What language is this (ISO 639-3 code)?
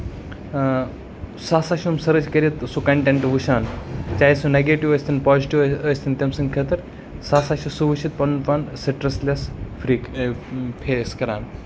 kas